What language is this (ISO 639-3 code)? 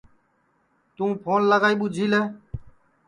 ssi